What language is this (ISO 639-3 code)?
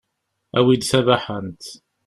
kab